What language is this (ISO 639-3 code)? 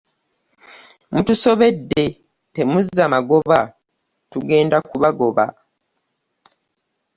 lug